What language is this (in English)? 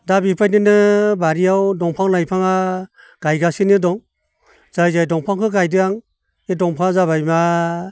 Bodo